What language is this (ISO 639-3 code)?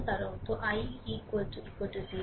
ben